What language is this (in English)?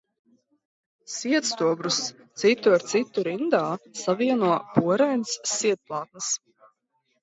Latvian